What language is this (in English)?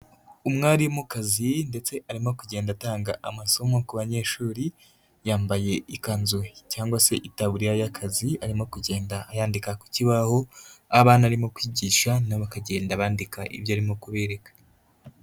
Kinyarwanda